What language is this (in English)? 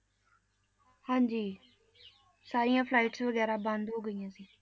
Punjabi